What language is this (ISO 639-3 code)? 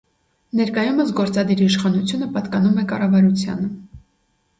hye